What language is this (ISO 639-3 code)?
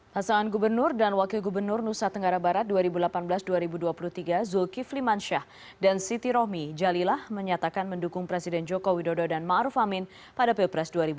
ind